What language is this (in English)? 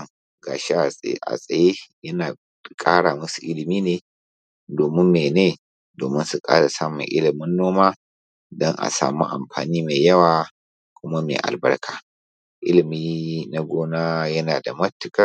Hausa